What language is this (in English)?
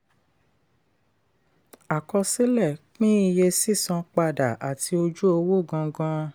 Yoruba